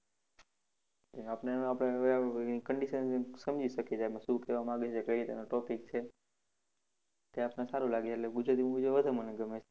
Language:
Gujarati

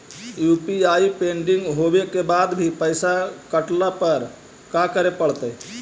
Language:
Magahi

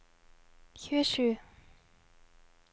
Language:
Norwegian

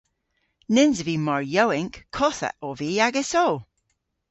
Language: Cornish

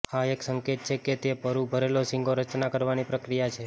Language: Gujarati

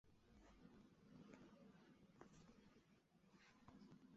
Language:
Chinese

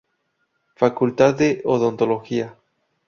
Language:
Spanish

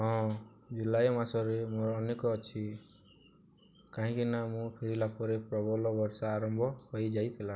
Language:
Odia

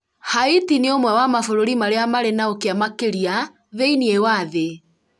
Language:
Kikuyu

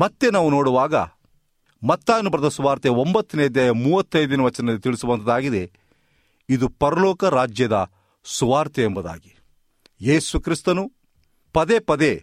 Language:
Kannada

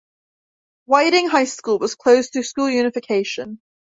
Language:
English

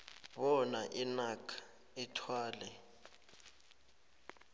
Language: South Ndebele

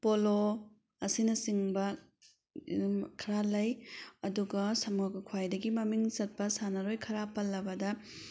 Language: Manipuri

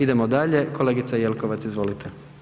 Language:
Croatian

